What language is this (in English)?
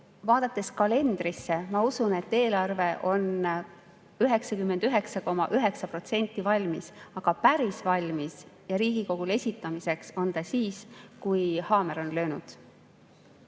Estonian